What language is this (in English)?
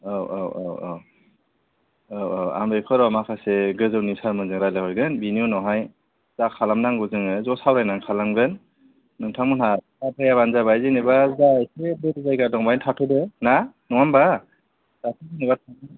Bodo